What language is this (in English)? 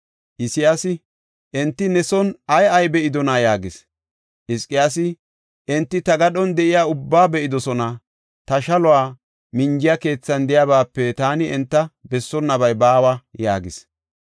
Gofa